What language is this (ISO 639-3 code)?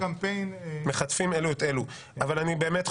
heb